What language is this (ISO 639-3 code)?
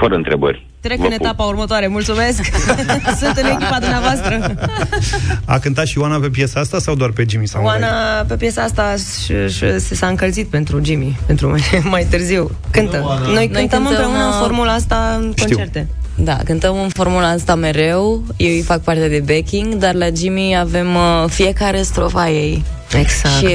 ron